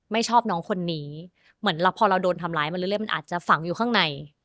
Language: Thai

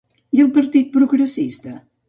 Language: Catalan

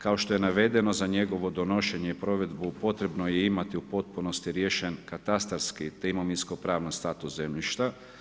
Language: Croatian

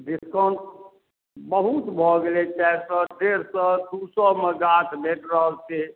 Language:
Maithili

